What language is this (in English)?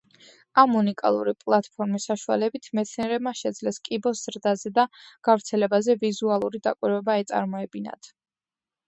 Georgian